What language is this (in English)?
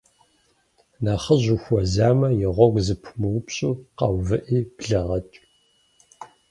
Kabardian